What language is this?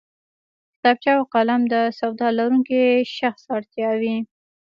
Pashto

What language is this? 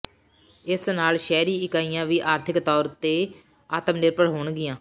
Punjabi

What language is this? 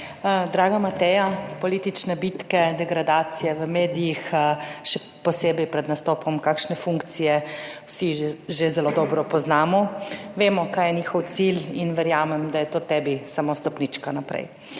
Slovenian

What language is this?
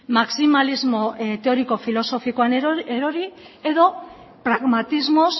Basque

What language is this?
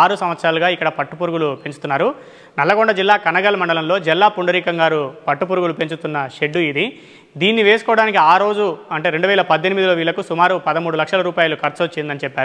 Indonesian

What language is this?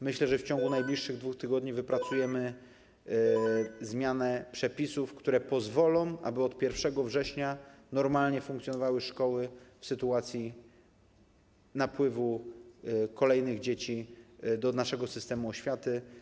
Polish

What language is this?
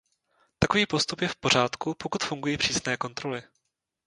Czech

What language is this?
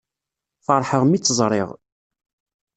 Kabyle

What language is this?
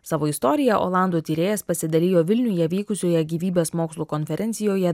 Lithuanian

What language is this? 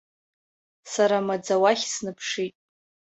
Abkhazian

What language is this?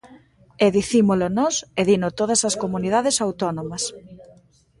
Galician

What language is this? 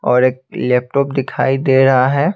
Hindi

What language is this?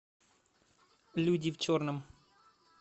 Russian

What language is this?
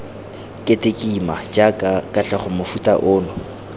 Tswana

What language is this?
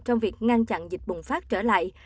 Vietnamese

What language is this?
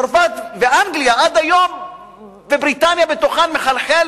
Hebrew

